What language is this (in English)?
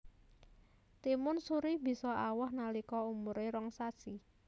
Javanese